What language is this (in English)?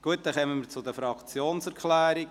Swiss German